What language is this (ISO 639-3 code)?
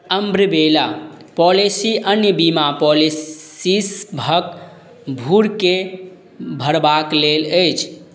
mai